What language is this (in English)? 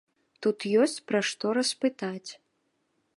Belarusian